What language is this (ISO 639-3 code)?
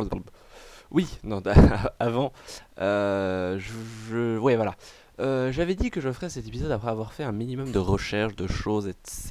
fra